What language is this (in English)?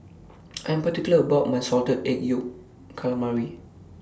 English